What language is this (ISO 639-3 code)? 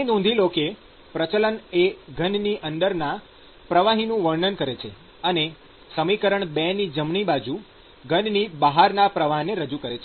guj